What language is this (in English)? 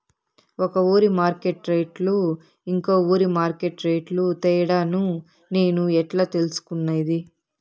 Telugu